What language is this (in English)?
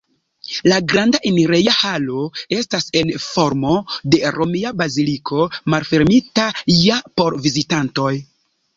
Esperanto